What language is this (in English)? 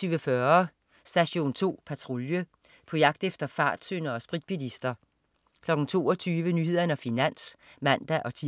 Danish